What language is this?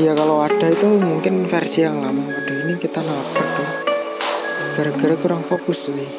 Indonesian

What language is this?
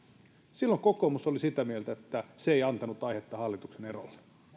Finnish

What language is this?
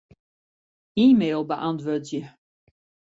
Western Frisian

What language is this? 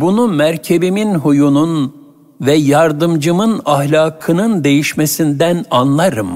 Turkish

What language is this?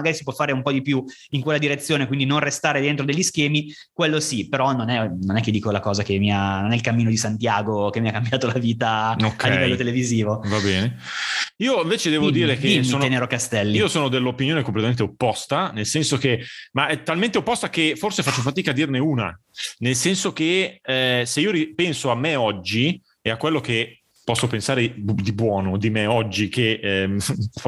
Italian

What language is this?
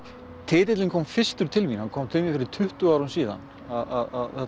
Icelandic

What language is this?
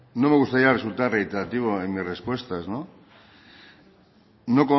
Spanish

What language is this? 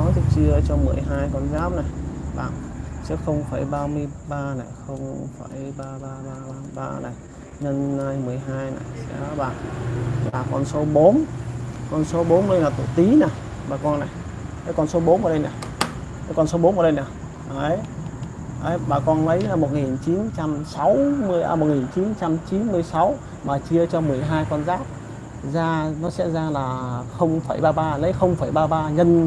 Vietnamese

